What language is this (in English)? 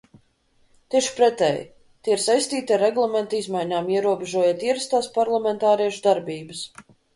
Latvian